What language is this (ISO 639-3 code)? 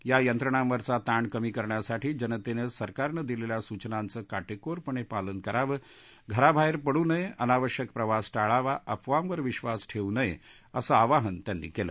mar